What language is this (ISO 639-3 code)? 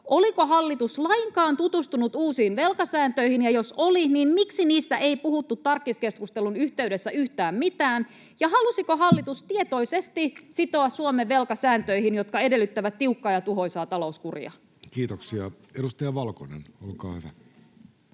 fin